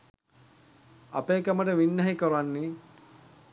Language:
Sinhala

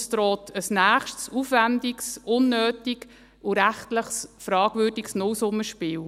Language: Swiss German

